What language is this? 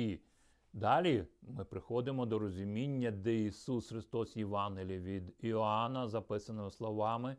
Ukrainian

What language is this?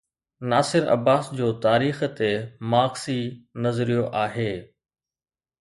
Sindhi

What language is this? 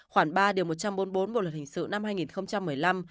Vietnamese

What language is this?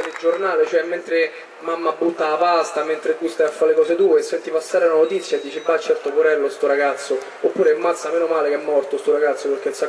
Italian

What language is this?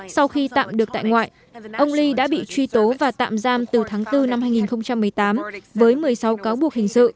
Vietnamese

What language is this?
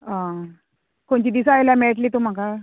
Konkani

